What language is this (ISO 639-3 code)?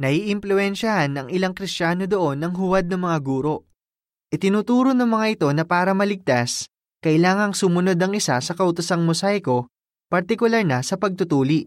fil